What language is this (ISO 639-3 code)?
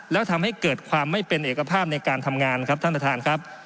tha